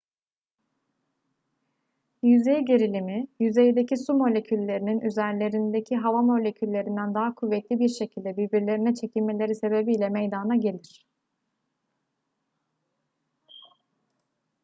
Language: Turkish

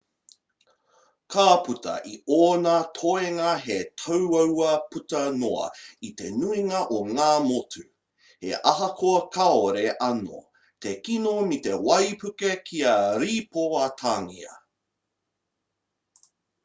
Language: Māori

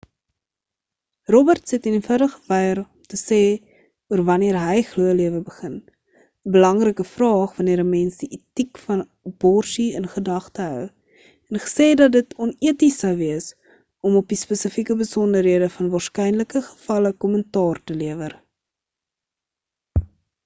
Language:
Afrikaans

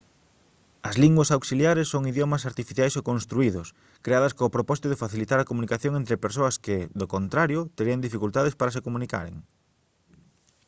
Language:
Galician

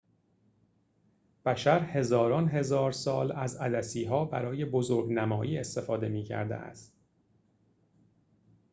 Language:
Persian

